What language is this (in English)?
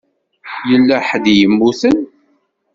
Kabyle